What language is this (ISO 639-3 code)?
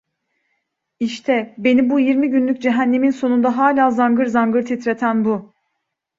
tur